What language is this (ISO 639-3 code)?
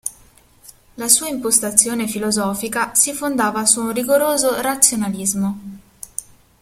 ita